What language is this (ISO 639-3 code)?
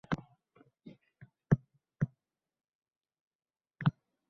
uzb